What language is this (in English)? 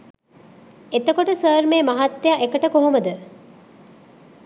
Sinhala